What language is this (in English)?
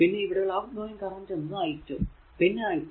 Malayalam